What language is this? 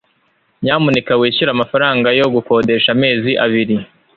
Kinyarwanda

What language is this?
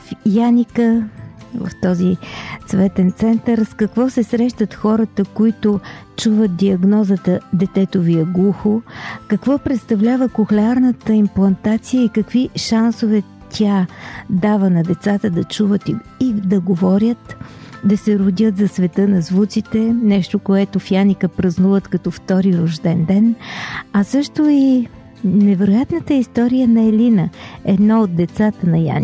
Bulgarian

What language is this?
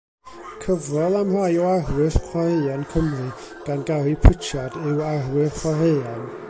Welsh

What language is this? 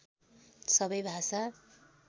Nepali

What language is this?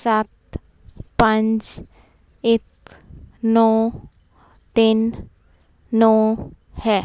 Punjabi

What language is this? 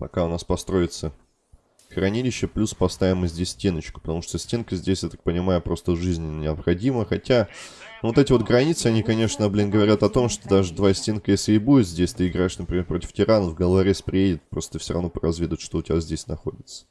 Russian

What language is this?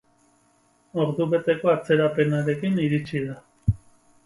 Basque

